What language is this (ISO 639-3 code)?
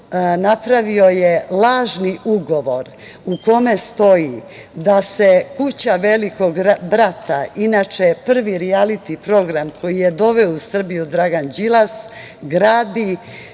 srp